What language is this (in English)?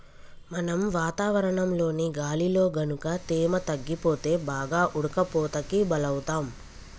Telugu